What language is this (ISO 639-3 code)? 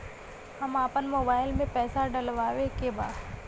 bho